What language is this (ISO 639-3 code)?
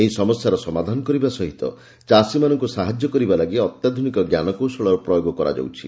ori